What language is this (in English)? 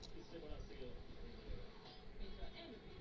Bhojpuri